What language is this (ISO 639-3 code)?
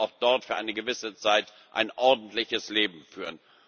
deu